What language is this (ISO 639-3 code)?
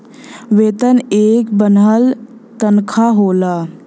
bho